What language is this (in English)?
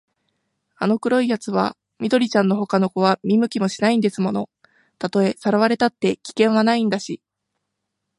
Japanese